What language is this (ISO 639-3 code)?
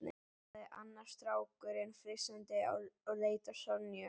isl